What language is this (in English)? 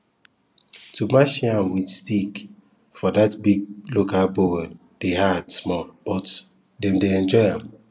Nigerian Pidgin